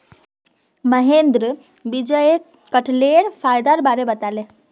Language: Magahi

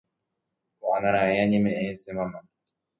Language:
Guarani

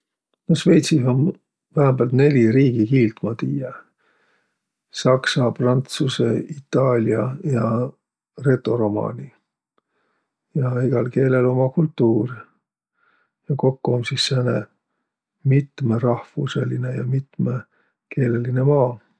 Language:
Võro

